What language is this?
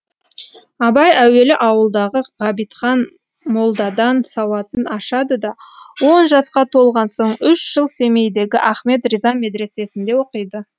Kazakh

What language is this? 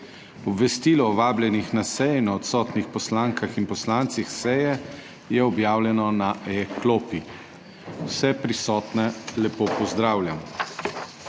Slovenian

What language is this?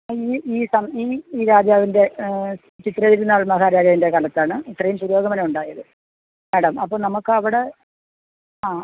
Malayalam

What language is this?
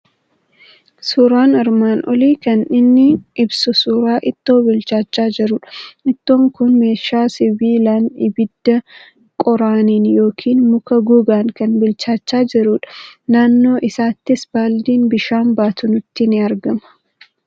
Oromo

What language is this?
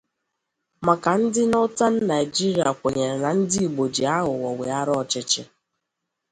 Igbo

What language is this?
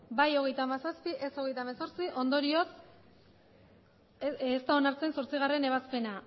Basque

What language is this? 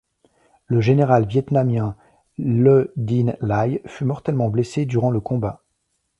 French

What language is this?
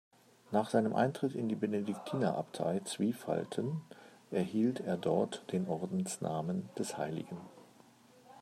German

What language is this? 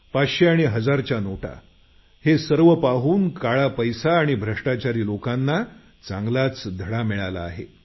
Marathi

